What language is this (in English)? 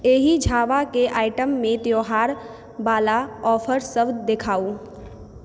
Maithili